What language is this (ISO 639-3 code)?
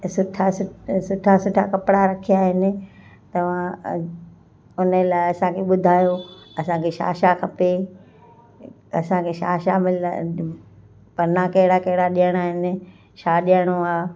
snd